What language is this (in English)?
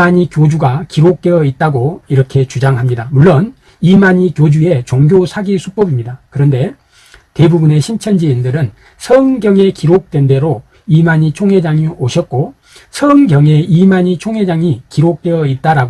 Korean